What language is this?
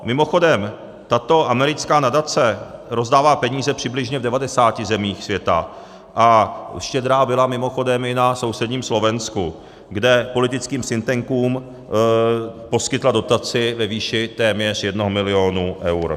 Czech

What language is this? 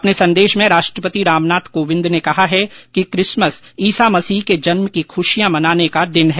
Hindi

